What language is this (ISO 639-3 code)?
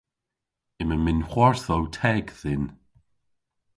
cor